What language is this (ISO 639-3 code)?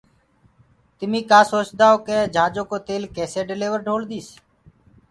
ggg